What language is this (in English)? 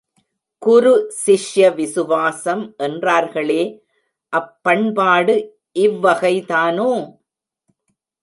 Tamil